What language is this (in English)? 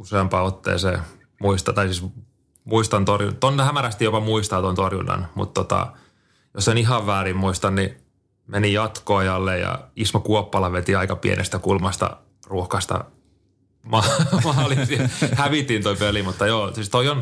Finnish